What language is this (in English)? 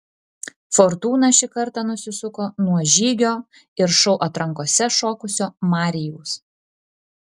Lithuanian